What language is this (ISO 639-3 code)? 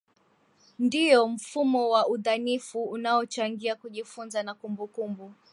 swa